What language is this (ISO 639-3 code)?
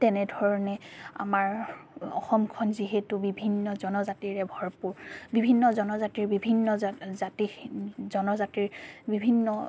asm